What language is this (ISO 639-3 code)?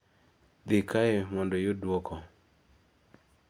luo